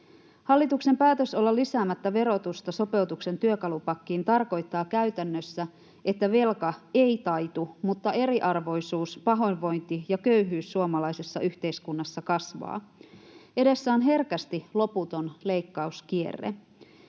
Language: Finnish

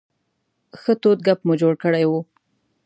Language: Pashto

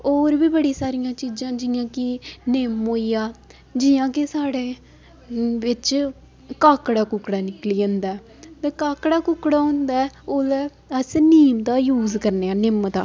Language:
Dogri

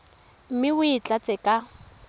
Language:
Tswana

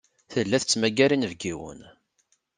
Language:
Kabyle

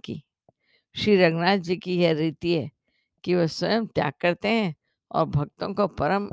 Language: Hindi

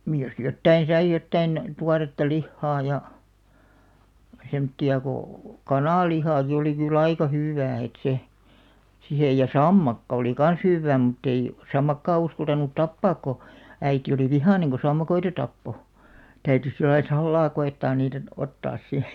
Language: Finnish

